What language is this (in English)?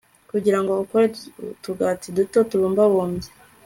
Kinyarwanda